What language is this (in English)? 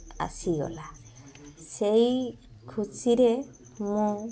Odia